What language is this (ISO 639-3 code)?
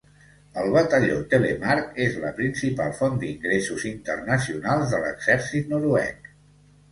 cat